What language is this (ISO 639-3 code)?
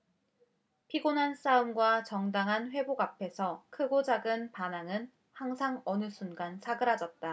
kor